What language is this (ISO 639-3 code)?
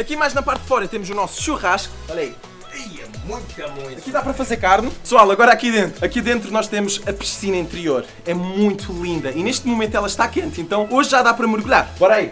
por